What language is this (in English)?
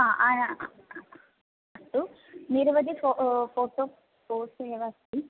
Sanskrit